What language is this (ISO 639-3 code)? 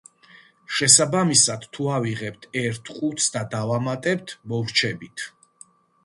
kat